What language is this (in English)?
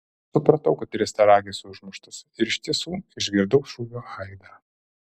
Lithuanian